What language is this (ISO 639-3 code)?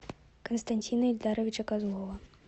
rus